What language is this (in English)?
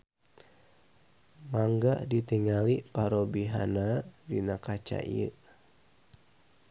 Sundanese